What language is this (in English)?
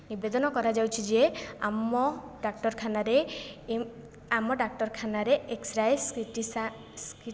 Odia